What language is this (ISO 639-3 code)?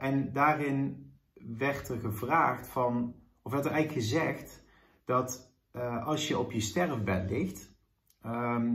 nld